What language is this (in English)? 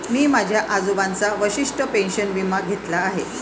Marathi